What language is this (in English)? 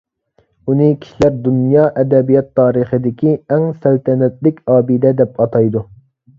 Uyghur